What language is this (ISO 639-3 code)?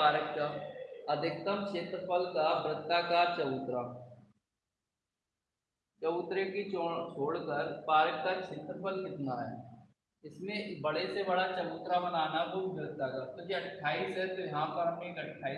hin